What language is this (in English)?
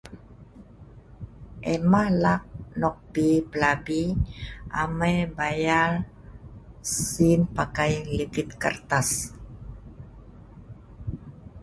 Sa'ban